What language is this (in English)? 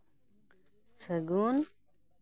Santali